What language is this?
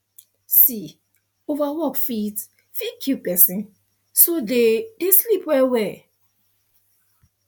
Nigerian Pidgin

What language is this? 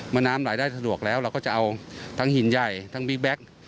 Thai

